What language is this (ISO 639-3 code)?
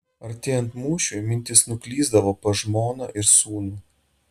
lit